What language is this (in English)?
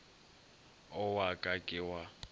Northern Sotho